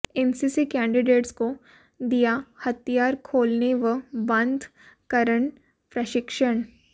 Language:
Hindi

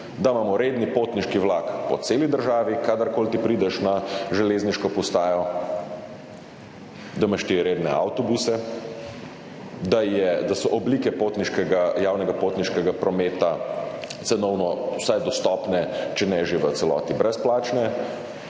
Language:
Slovenian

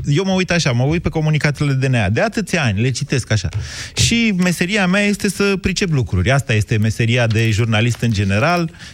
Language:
Romanian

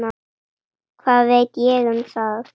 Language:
Icelandic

